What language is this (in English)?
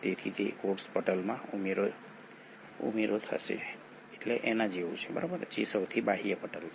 Gujarati